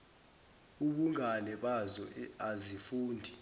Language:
Zulu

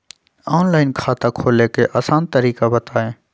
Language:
Magahi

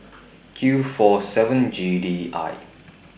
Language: English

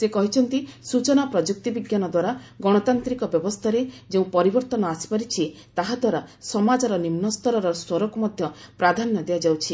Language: Odia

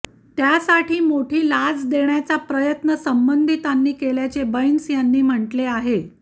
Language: Marathi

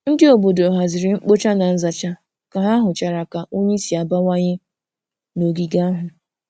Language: Igbo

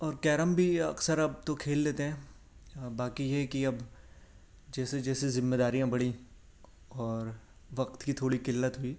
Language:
Urdu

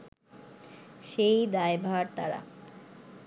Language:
Bangla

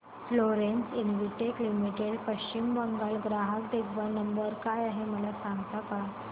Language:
Marathi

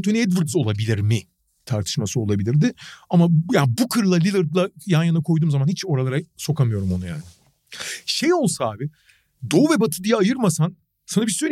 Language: Turkish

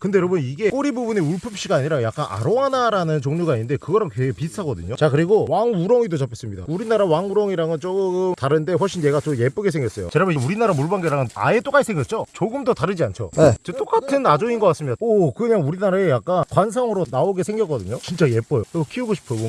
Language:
Korean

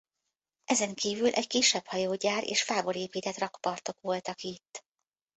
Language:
Hungarian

